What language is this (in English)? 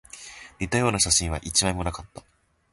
Japanese